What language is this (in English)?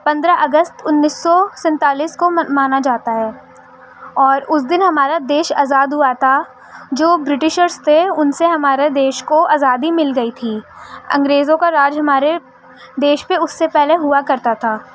Urdu